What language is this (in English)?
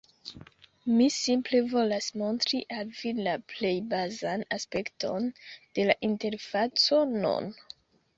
Esperanto